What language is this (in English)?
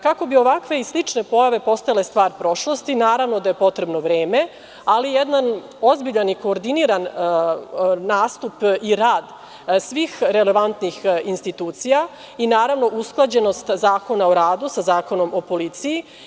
Serbian